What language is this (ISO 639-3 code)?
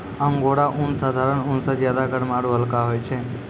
mai